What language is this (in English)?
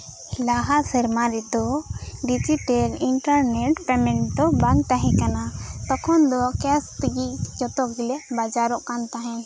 Santali